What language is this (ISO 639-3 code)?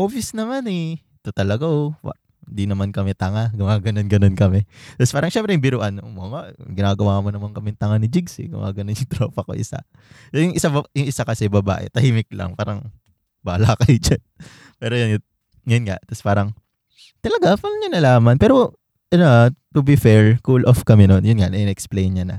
fil